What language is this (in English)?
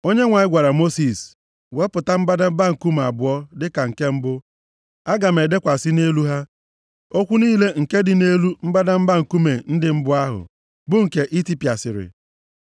Igbo